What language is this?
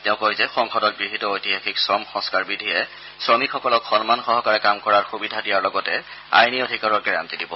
Assamese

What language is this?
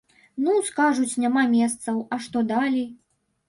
Belarusian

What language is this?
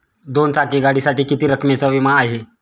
Marathi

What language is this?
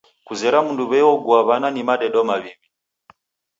Taita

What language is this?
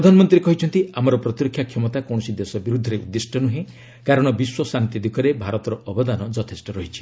Odia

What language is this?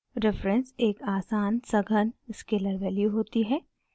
Hindi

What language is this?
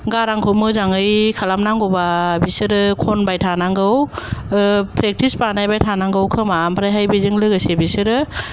Bodo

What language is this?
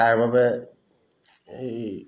Assamese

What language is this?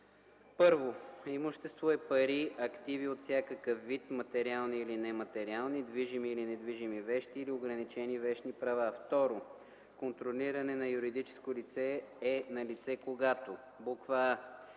Bulgarian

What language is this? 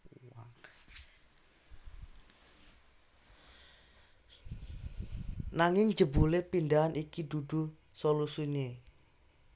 Javanese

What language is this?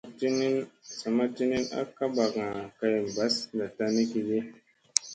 Musey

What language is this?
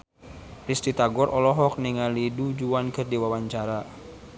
Sundanese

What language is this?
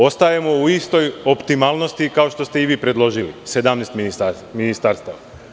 Serbian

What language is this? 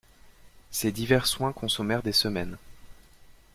French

